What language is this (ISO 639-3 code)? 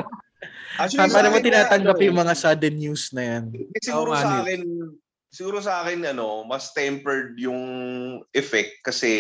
fil